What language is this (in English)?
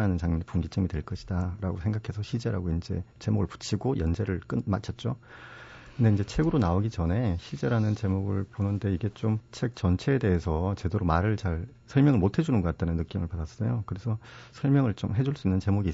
Korean